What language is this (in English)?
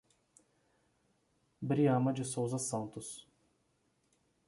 Portuguese